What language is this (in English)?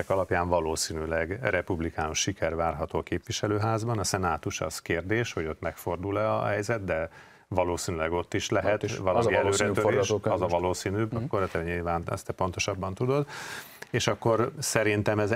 Hungarian